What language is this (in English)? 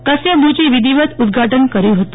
Gujarati